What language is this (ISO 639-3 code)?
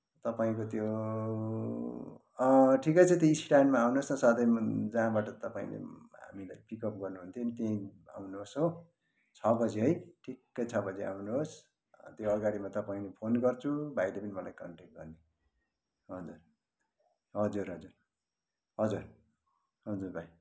nep